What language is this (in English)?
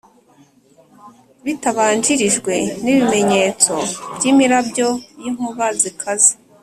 Kinyarwanda